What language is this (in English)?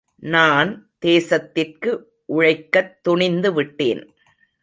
Tamil